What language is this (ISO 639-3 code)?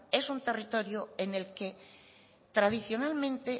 spa